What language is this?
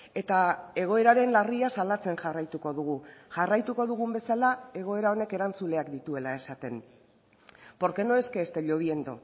Basque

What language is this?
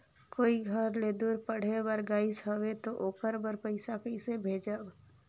Chhattisgarhi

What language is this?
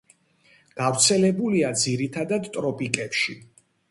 Georgian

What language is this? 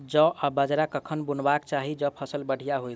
Maithili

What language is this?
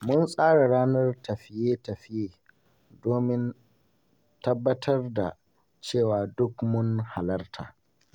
Hausa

